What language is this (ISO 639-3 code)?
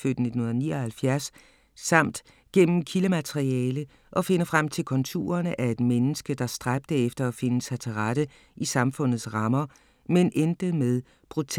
dan